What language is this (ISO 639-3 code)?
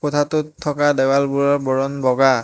asm